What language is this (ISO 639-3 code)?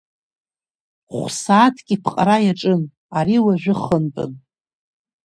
abk